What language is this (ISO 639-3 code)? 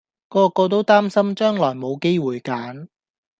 yue